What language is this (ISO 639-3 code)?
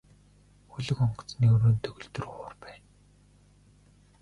mon